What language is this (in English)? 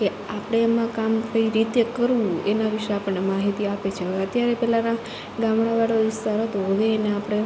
Gujarati